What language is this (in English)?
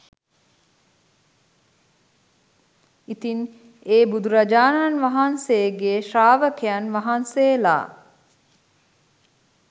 Sinhala